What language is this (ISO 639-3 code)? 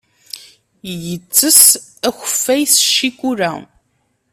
kab